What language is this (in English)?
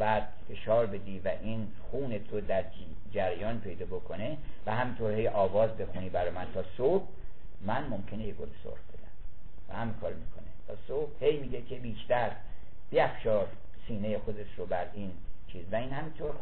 Persian